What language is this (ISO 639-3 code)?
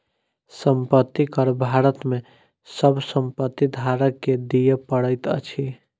mai